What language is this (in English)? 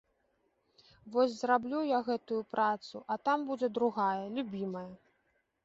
Belarusian